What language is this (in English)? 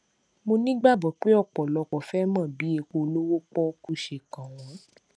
Yoruba